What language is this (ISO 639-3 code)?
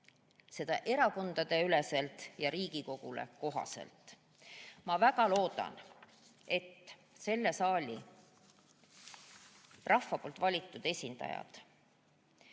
est